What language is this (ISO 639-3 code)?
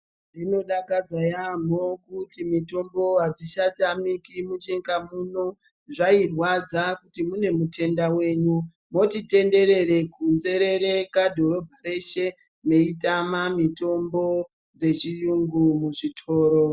ndc